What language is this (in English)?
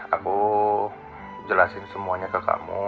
Indonesian